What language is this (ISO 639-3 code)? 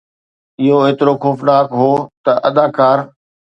snd